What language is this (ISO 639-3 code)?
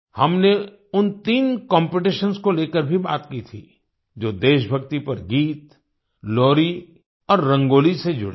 hin